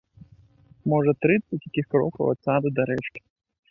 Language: Belarusian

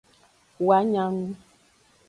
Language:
Aja (Benin)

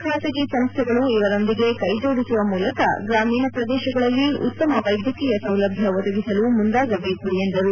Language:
Kannada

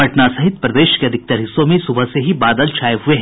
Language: Hindi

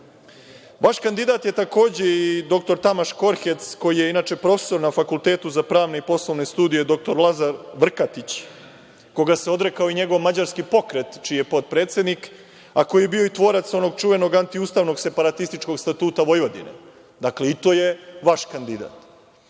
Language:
Serbian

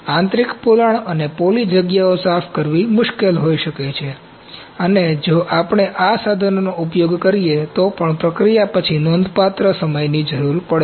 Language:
Gujarati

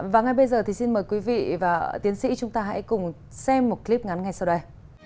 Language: Vietnamese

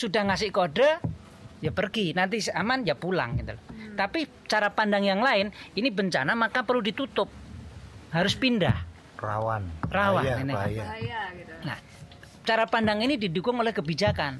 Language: Indonesian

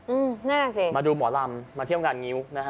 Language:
Thai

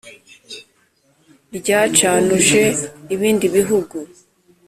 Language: Kinyarwanda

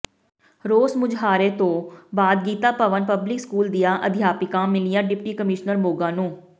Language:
Punjabi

